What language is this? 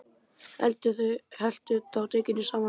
Icelandic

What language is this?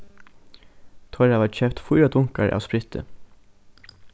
Faroese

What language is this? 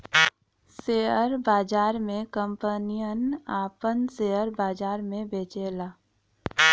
Bhojpuri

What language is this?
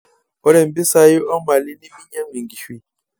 Masai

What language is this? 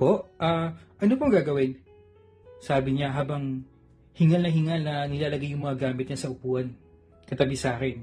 Filipino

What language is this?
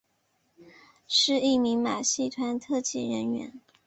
Chinese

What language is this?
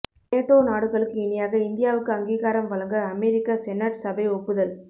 Tamil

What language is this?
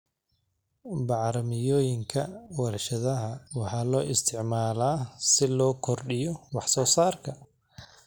Somali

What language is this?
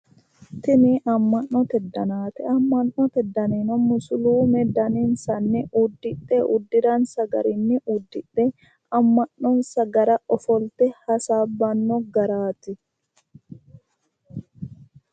Sidamo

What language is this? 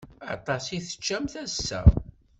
Kabyle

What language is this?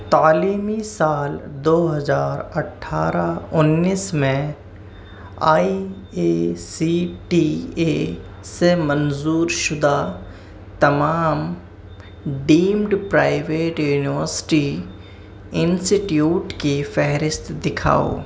Urdu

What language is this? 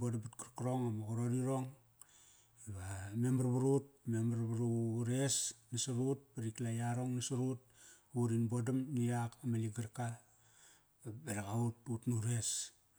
Kairak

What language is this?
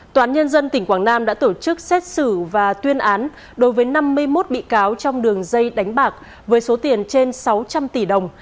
Vietnamese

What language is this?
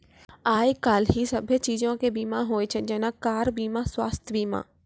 Maithili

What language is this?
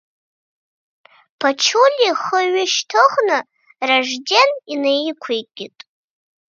Abkhazian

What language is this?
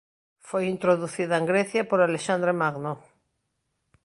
Galician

